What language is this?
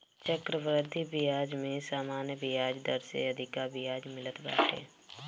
Bhojpuri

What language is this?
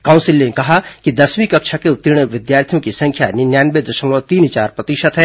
Hindi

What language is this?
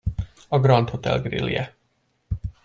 Hungarian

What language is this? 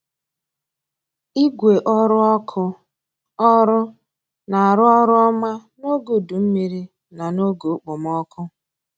Igbo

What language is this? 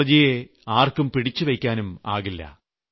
Malayalam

